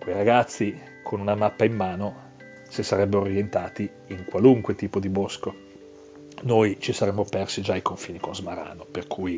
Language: Italian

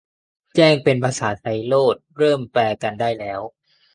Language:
Thai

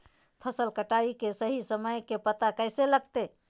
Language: Magahi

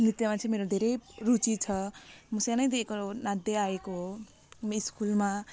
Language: Nepali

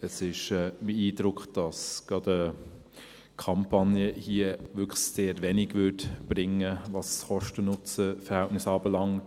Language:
Swiss German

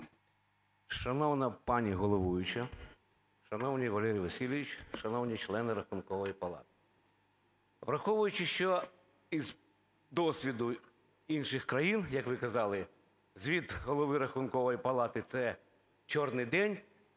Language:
Ukrainian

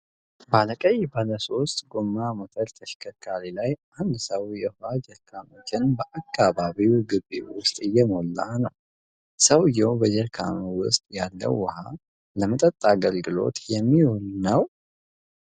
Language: Amharic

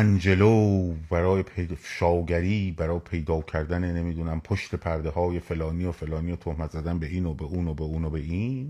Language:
Persian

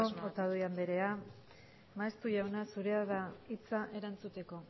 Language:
Basque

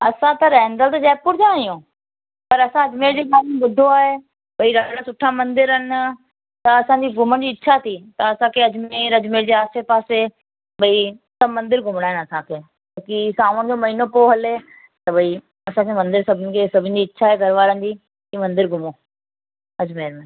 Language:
Sindhi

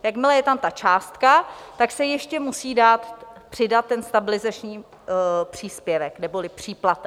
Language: Czech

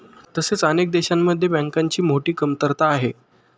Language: Marathi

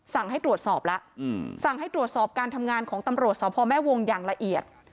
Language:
Thai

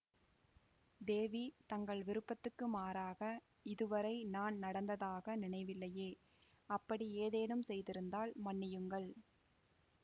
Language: Tamil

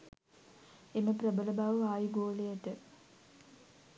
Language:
Sinhala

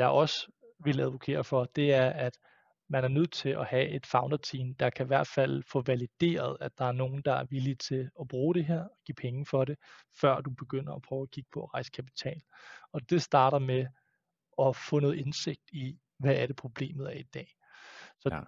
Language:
Danish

